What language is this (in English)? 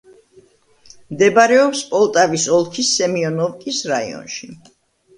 Georgian